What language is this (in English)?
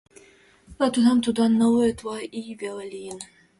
Mari